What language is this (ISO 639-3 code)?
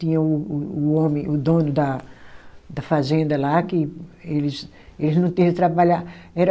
por